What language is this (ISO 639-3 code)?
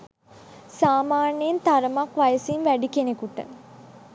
sin